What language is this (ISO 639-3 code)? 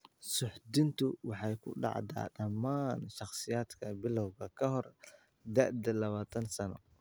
som